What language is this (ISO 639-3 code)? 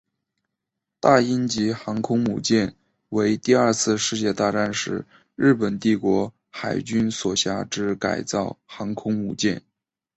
zho